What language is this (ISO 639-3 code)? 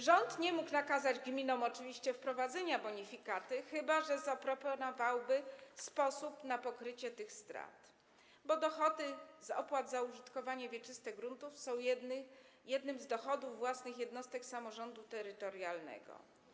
pol